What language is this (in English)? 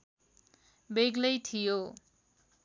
Nepali